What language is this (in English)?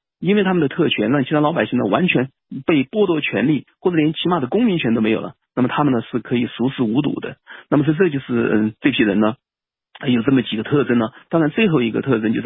Chinese